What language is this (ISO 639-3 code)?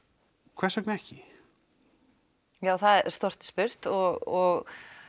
isl